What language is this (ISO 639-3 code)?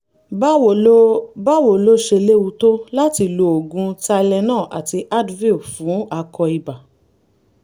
yor